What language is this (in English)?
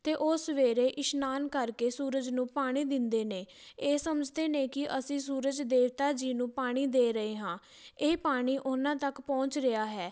Punjabi